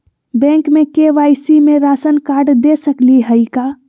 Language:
Magahi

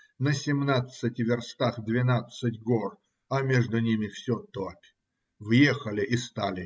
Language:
Russian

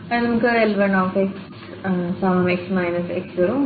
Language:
Malayalam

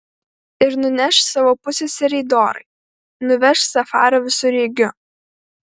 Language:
Lithuanian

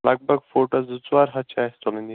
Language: Kashmiri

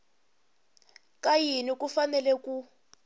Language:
Tsonga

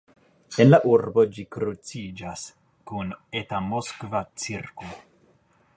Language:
Esperanto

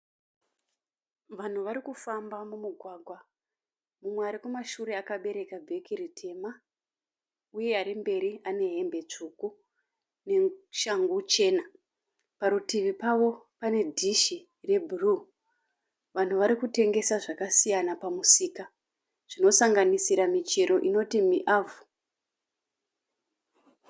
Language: Shona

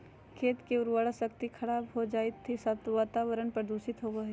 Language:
Magahi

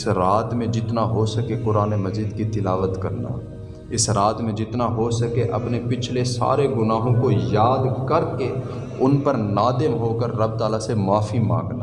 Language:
Urdu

